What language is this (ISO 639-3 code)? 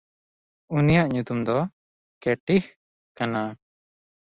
sat